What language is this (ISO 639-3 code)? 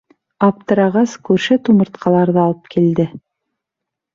bak